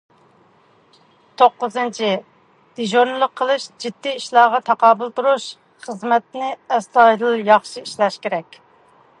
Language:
Uyghur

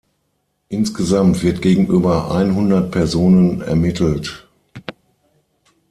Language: German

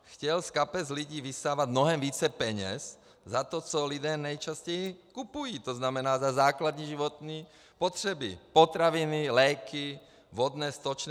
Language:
Czech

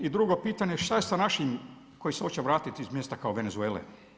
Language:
Croatian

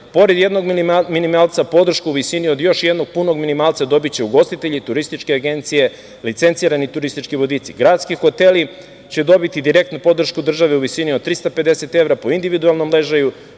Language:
Serbian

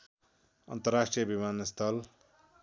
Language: Nepali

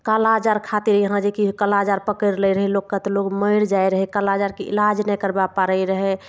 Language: Maithili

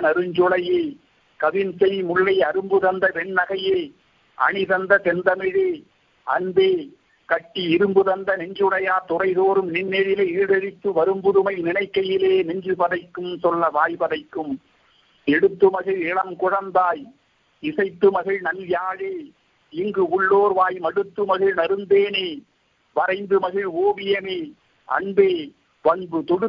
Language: Tamil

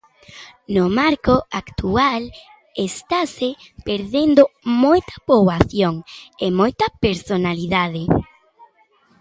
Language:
Galician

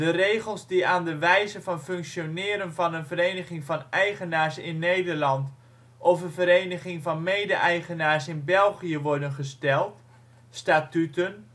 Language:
Dutch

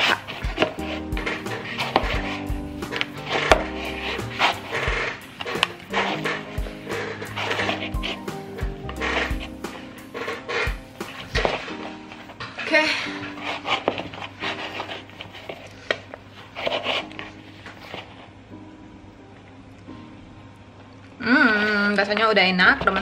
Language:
Indonesian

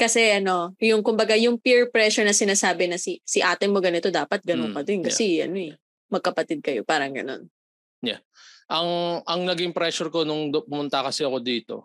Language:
Filipino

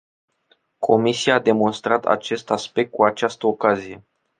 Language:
Romanian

